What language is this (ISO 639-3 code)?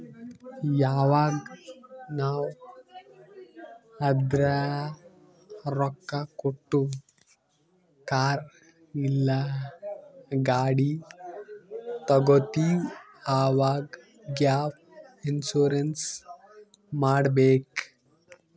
kan